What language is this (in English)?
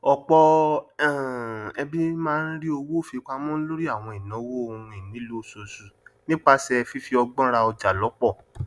Yoruba